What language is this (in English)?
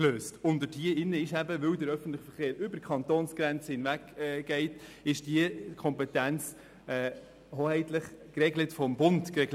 Swiss German